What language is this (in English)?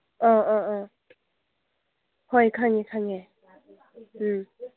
Manipuri